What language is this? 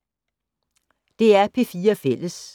Danish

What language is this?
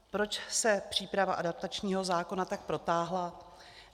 Czech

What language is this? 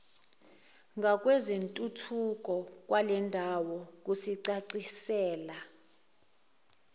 Zulu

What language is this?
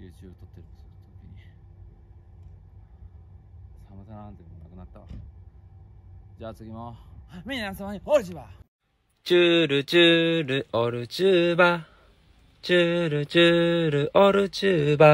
Japanese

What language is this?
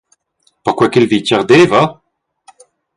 Romansh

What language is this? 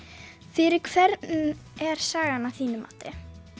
Icelandic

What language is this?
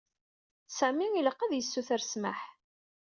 Kabyle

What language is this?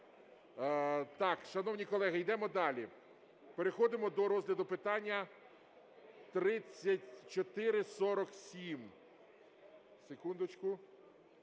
Ukrainian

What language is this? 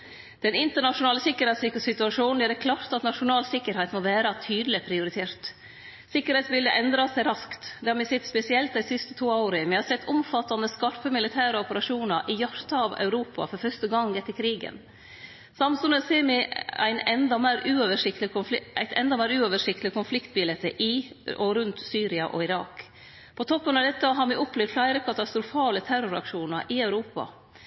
Norwegian Nynorsk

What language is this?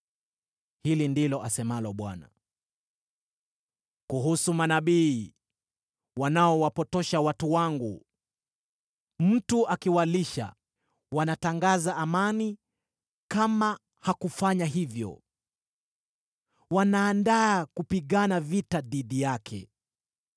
Swahili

